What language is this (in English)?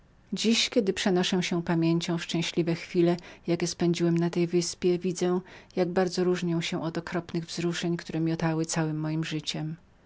Polish